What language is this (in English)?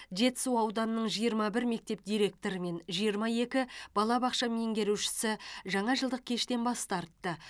Kazakh